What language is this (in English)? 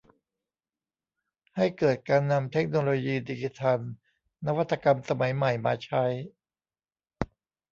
Thai